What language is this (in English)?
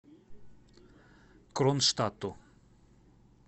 Russian